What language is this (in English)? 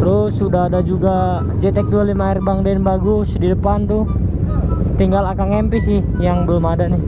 Indonesian